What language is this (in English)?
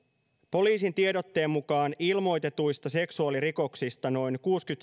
Finnish